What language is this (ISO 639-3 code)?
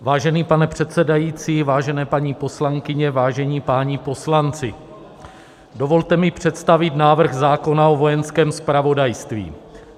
ces